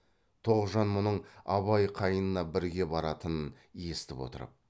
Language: Kazakh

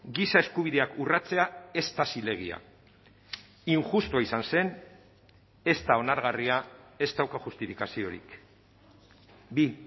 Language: Basque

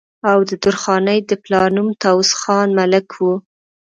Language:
Pashto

